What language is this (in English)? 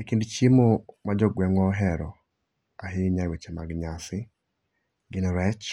Luo (Kenya and Tanzania)